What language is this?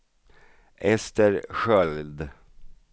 Swedish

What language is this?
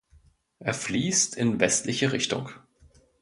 German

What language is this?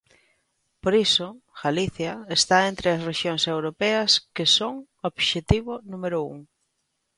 Galician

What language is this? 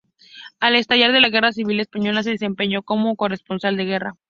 Spanish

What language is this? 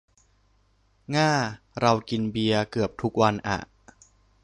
Thai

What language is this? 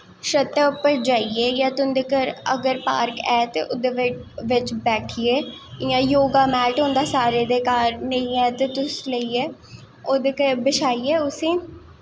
Dogri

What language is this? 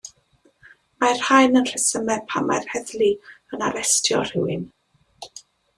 Welsh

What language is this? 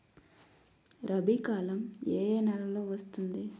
Telugu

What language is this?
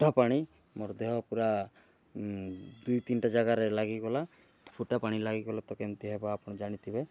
Odia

